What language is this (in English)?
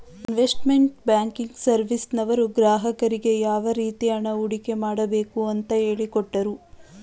Kannada